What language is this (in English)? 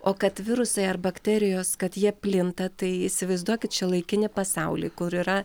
Lithuanian